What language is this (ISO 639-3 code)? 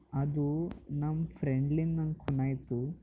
kan